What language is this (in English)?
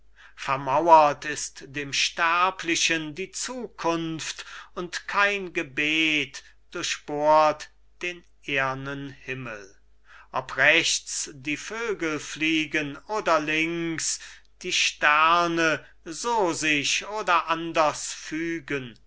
German